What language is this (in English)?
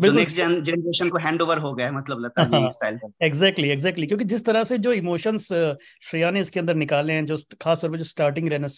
Hindi